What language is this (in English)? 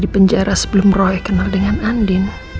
Indonesian